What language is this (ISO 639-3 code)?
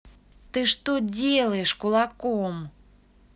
rus